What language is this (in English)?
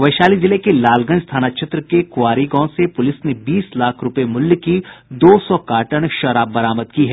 Hindi